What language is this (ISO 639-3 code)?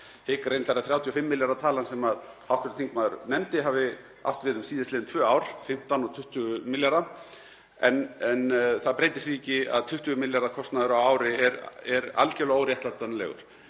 isl